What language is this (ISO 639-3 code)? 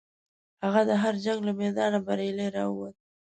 pus